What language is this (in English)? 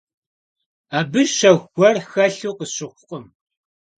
Kabardian